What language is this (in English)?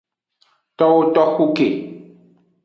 Aja (Benin)